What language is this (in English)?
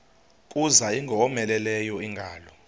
Xhosa